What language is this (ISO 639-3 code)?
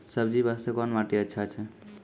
mai